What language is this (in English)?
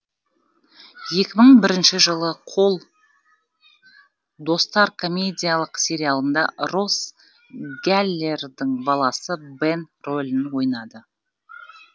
Kazakh